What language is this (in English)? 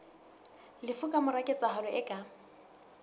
Southern Sotho